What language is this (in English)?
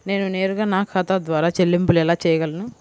Telugu